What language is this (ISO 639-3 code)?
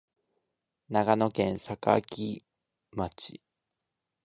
jpn